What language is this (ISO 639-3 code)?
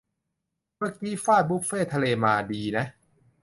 tha